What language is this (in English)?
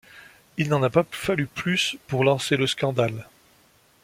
French